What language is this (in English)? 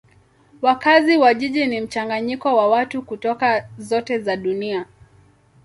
Swahili